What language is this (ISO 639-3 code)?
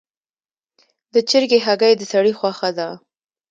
pus